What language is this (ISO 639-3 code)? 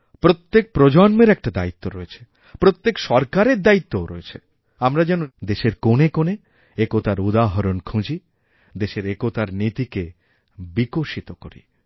ben